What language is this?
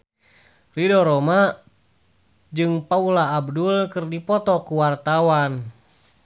Sundanese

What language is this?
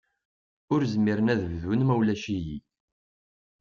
Kabyle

